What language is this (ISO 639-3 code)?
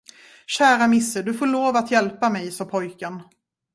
swe